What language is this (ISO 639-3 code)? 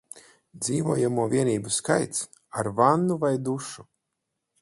lav